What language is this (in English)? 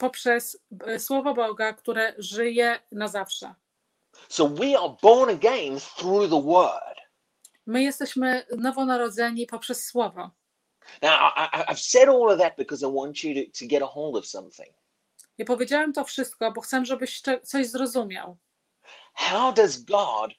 Polish